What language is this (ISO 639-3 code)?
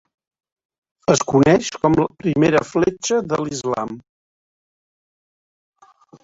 cat